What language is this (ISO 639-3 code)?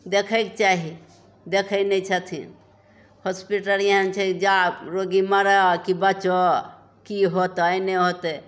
mai